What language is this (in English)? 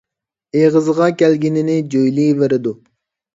Uyghur